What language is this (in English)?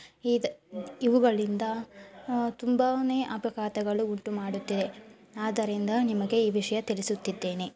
Kannada